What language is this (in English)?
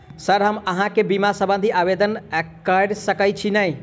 Maithili